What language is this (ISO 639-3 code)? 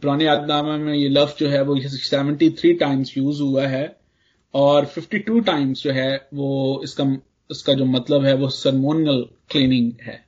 hin